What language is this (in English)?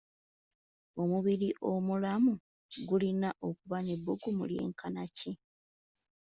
Ganda